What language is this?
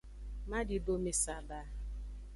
Aja (Benin)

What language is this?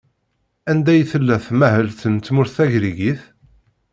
Kabyle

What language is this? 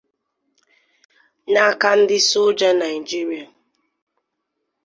Igbo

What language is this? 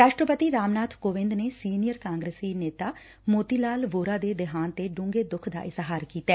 Punjabi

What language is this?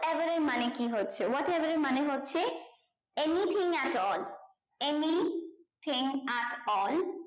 Bangla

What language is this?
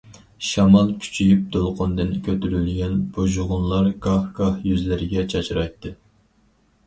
Uyghur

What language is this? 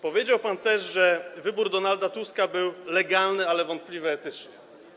Polish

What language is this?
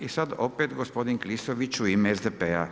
Croatian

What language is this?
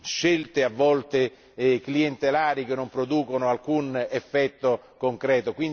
Italian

